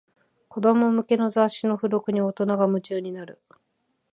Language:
Japanese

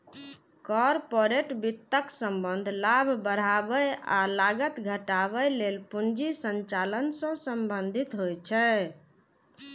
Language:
Maithili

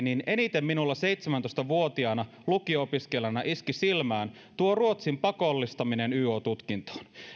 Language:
Finnish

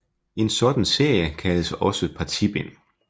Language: Danish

